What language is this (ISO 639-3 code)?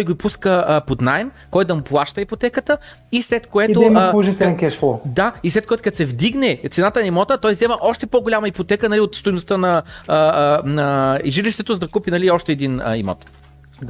bul